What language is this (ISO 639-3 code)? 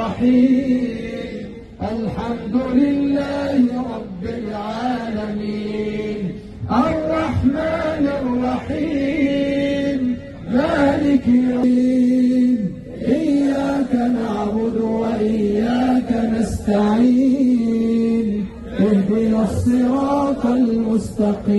ara